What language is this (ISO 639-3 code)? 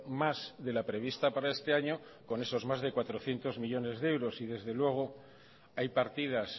spa